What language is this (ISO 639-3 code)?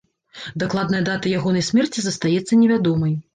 bel